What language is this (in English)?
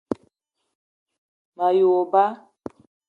Eton (Cameroon)